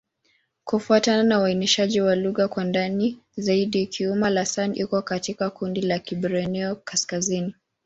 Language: Swahili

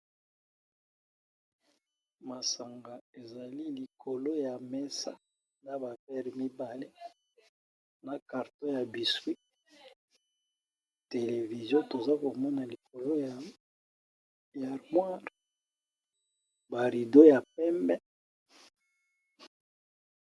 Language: Lingala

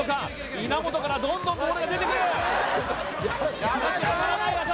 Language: Japanese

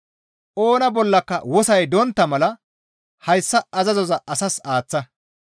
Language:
Gamo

